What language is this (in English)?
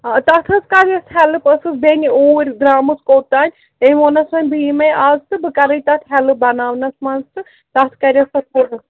Kashmiri